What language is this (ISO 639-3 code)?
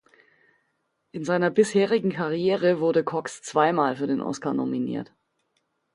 deu